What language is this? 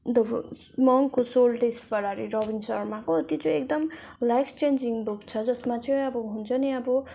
Nepali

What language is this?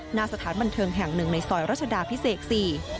Thai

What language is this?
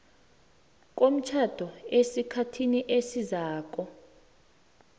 South Ndebele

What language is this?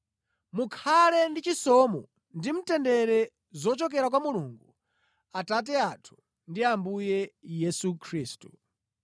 Nyanja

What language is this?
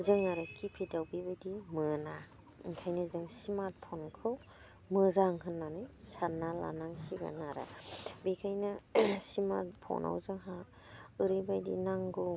Bodo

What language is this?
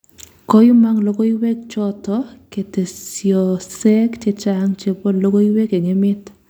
Kalenjin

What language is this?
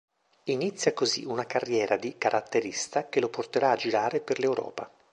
Italian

